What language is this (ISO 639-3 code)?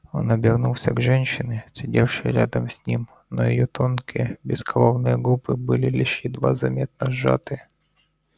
rus